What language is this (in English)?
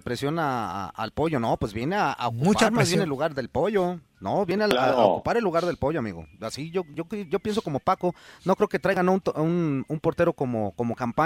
Spanish